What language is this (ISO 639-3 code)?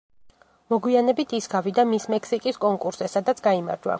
kat